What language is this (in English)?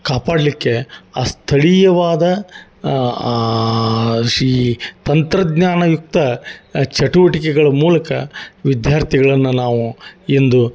Kannada